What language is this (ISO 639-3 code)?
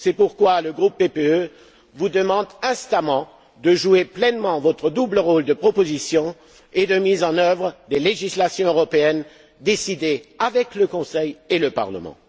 fra